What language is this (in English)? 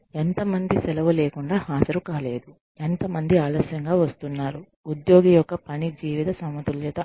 Telugu